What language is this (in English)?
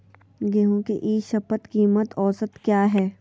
Magahi